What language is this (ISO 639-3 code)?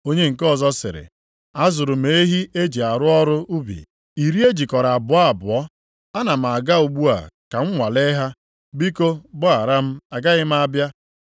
ibo